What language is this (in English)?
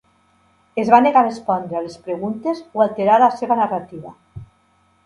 Catalan